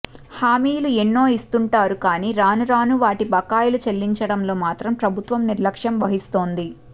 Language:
Telugu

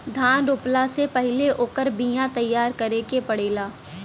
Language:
Bhojpuri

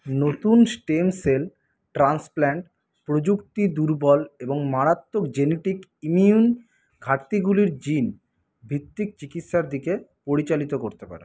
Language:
Bangla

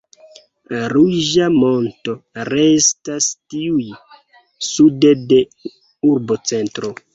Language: Esperanto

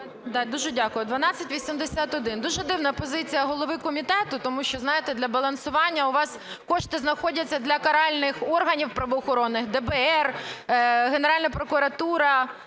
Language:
Ukrainian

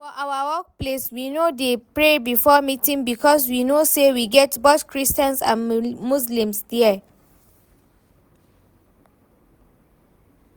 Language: Nigerian Pidgin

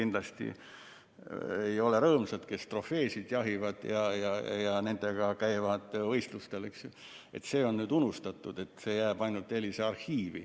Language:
Estonian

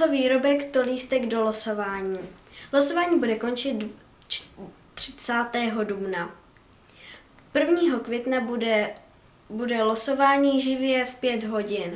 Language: Czech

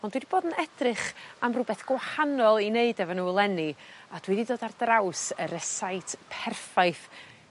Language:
Welsh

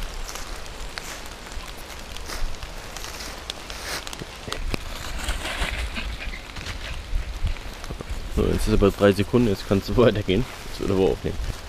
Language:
German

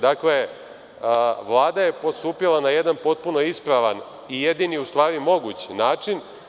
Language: Serbian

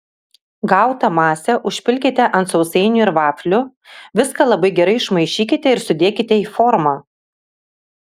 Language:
Lithuanian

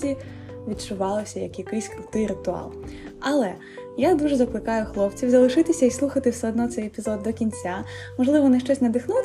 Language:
Ukrainian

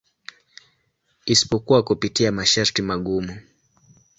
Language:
Swahili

